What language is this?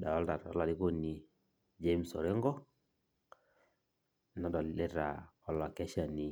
Masai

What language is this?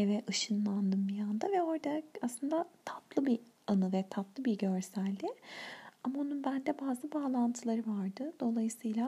Turkish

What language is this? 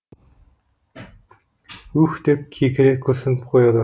Kazakh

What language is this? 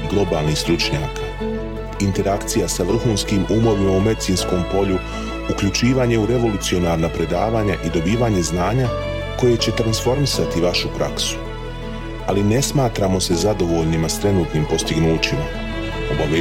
Croatian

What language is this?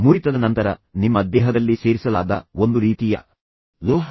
Kannada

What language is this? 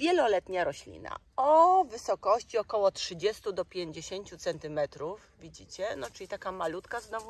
Polish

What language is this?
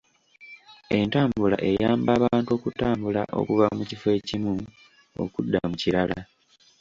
Ganda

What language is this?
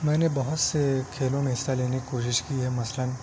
Urdu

